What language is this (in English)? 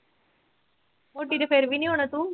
Punjabi